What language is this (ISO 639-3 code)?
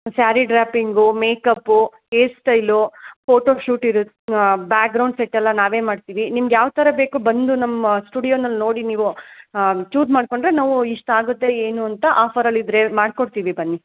kan